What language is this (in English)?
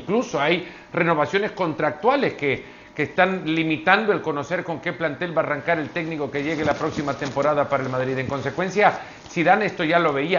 Spanish